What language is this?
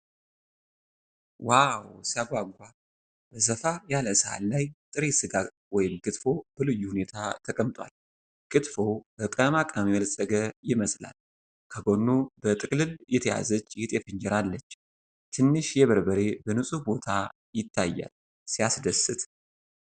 Amharic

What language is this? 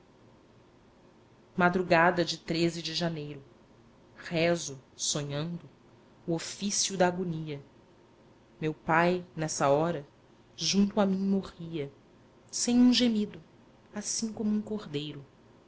Portuguese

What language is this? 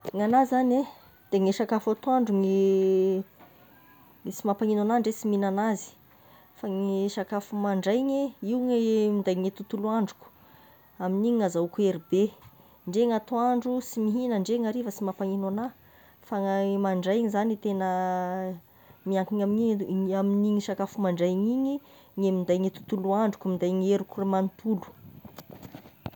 Tesaka Malagasy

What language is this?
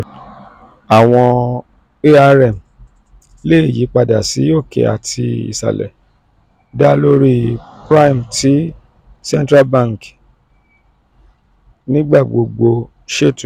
Yoruba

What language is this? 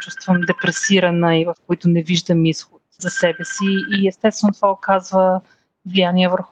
Bulgarian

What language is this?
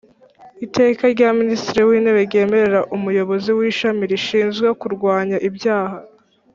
Kinyarwanda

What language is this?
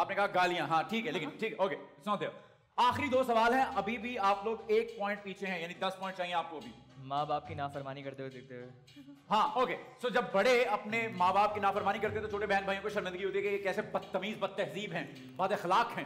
Hindi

